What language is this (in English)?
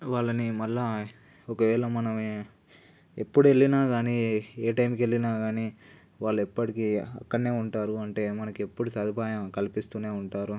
Telugu